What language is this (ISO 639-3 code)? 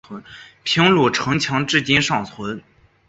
zho